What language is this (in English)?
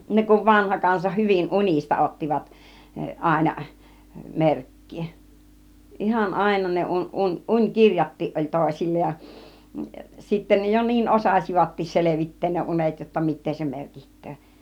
Finnish